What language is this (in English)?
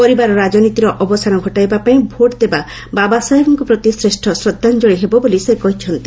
Odia